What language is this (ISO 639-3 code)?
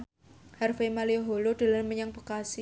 jav